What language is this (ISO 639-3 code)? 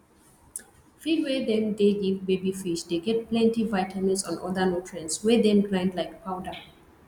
pcm